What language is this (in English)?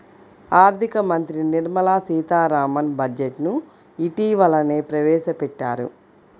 Telugu